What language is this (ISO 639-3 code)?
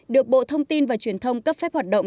vie